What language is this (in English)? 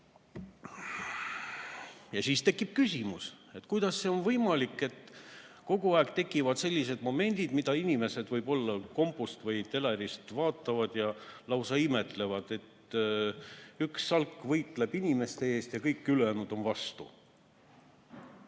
Estonian